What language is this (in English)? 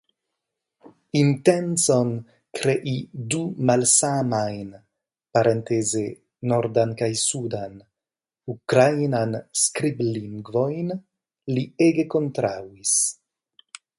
Esperanto